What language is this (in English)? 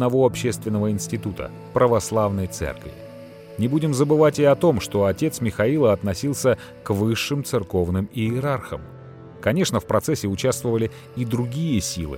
Russian